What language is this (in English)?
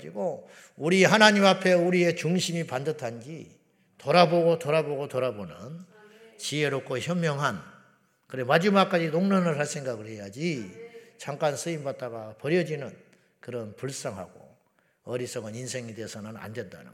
Korean